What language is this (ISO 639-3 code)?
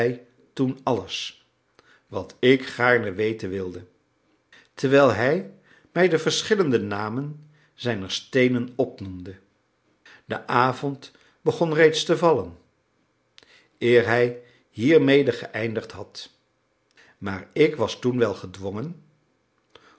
nld